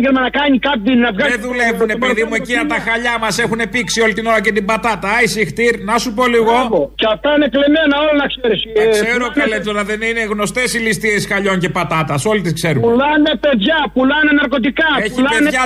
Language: Greek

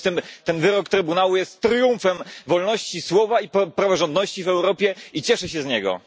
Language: Polish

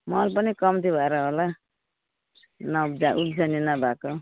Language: Nepali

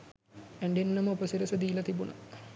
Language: Sinhala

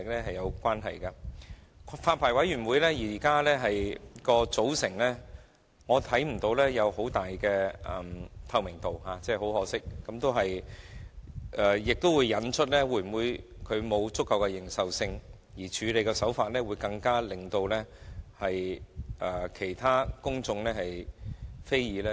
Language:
Cantonese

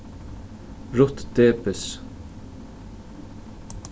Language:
Faroese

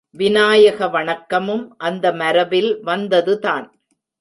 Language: Tamil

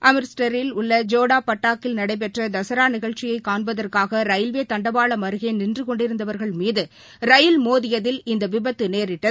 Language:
Tamil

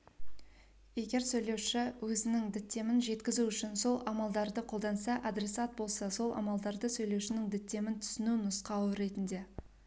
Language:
Kazakh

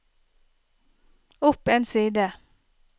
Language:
Norwegian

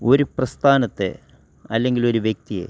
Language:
Malayalam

